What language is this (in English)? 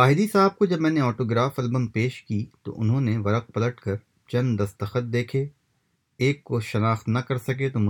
Urdu